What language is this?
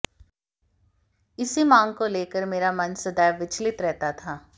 Hindi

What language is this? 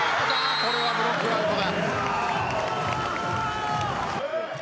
Japanese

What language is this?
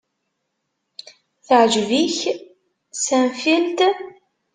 Kabyle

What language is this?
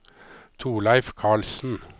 Norwegian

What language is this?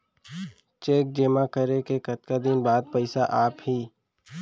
Chhattisgarhi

